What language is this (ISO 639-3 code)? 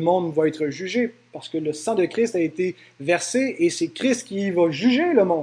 fra